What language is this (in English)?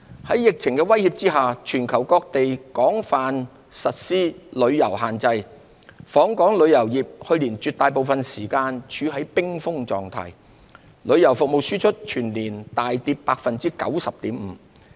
Cantonese